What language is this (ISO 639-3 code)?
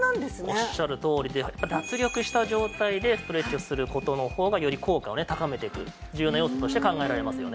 jpn